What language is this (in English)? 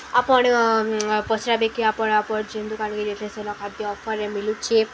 Odia